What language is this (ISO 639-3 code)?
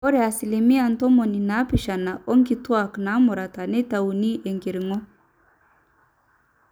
mas